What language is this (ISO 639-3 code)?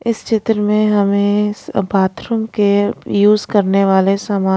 hin